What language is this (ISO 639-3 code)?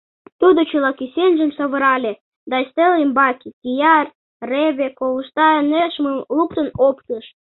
chm